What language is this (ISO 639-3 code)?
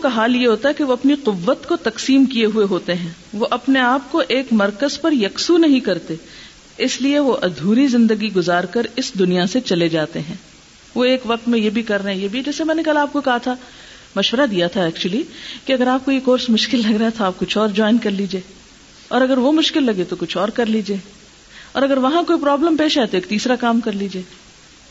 urd